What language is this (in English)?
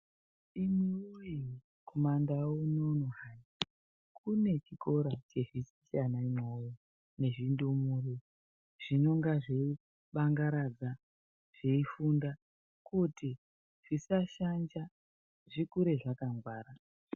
Ndau